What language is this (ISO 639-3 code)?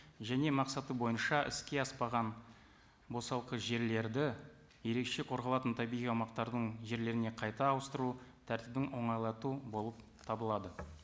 kaz